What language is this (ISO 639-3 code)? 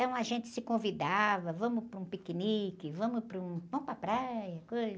por